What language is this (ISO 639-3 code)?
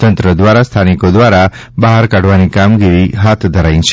guj